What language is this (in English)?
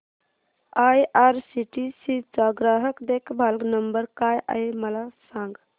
Marathi